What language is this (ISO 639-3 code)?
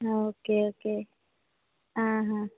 kok